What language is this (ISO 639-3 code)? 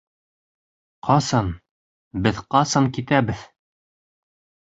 bak